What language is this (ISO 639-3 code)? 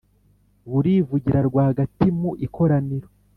kin